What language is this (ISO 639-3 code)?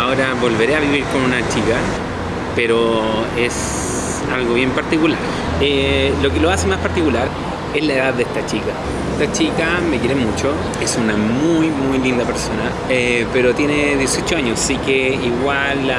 spa